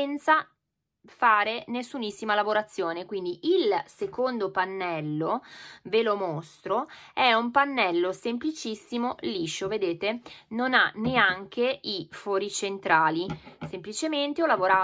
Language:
Italian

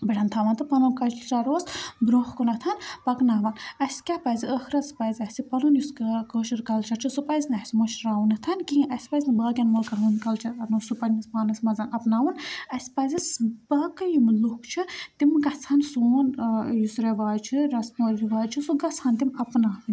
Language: Kashmiri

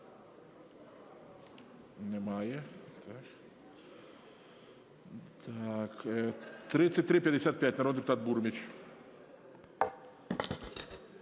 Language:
Ukrainian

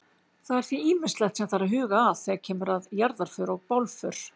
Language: Icelandic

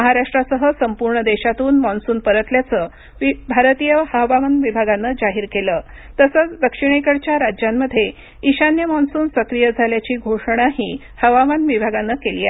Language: Marathi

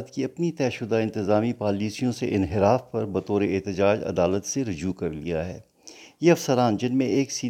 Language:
Urdu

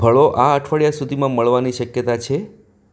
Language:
Gujarati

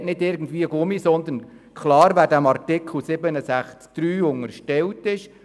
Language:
Swiss German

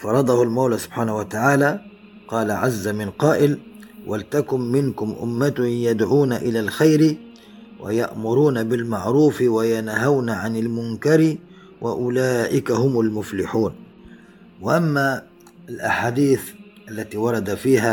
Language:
Arabic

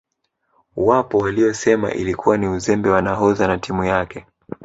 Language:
Swahili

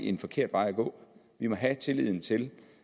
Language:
Danish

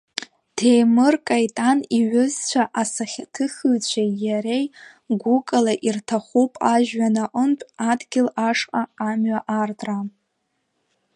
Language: Abkhazian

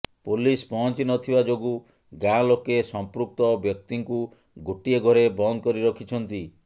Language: Odia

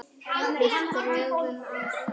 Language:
Icelandic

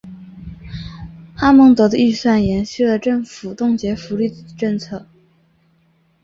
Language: Chinese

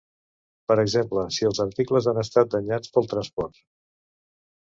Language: Catalan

